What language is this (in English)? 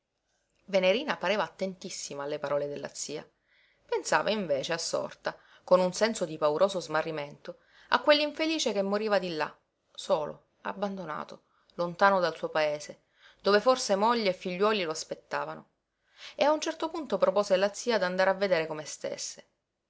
Italian